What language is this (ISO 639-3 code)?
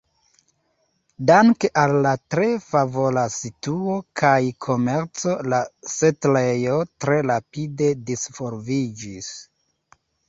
epo